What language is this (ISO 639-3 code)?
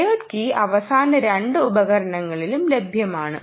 mal